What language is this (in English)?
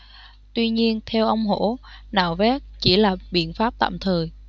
Vietnamese